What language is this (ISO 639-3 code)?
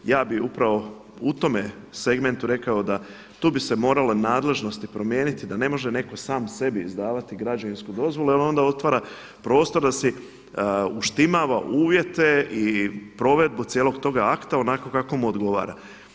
hrv